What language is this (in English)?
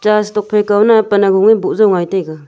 Wancho Naga